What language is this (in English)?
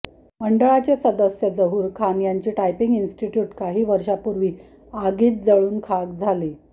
Marathi